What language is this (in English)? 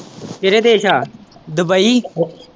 Punjabi